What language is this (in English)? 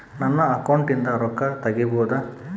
Kannada